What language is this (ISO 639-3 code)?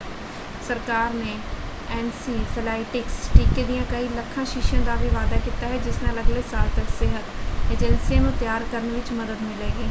pan